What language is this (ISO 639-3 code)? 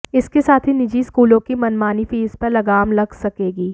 hin